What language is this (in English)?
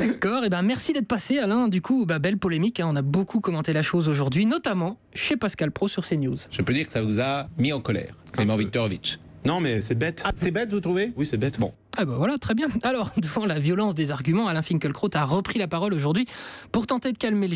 French